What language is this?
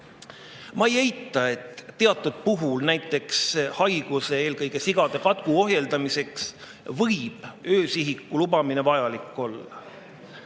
Estonian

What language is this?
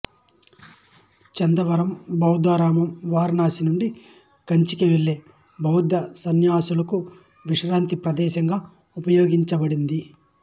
Telugu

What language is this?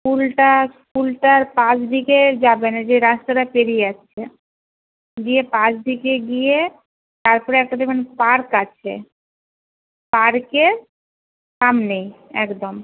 Bangla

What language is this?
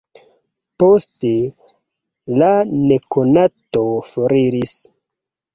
Esperanto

